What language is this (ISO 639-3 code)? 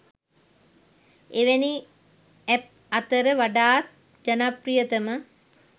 sin